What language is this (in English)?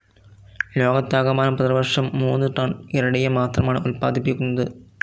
Malayalam